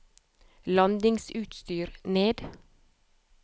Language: Norwegian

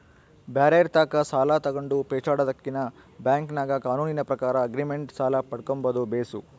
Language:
Kannada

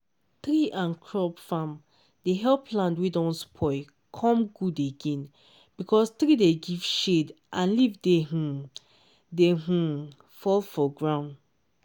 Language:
Nigerian Pidgin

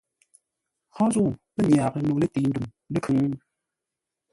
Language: Ngombale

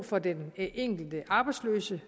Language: Danish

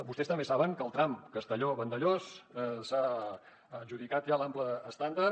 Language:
Catalan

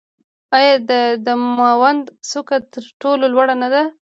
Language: Pashto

